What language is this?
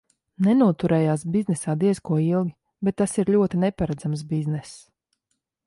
Latvian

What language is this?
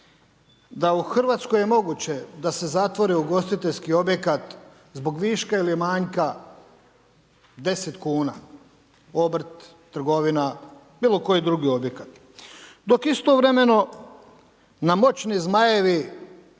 Croatian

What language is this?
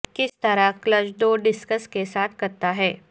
Urdu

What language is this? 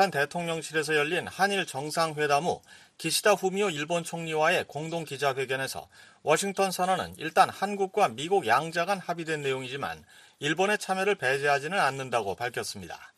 Korean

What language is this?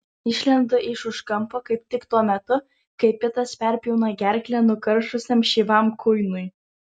Lithuanian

